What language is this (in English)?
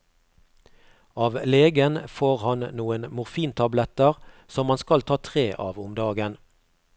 Norwegian